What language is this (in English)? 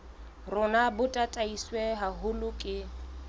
Southern Sotho